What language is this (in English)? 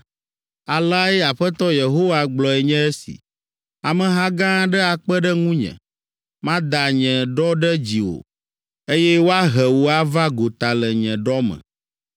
Ewe